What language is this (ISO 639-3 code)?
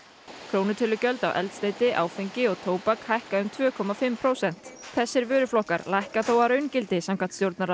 isl